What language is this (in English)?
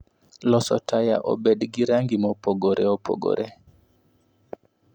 Luo (Kenya and Tanzania)